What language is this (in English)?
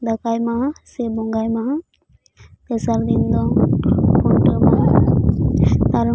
Santali